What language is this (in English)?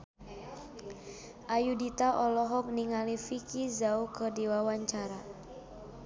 Sundanese